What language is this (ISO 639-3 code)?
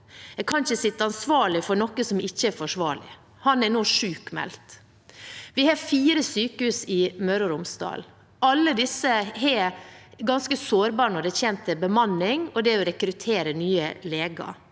nor